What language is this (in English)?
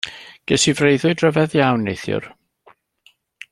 Welsh